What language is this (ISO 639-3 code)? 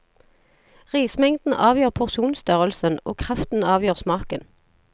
nor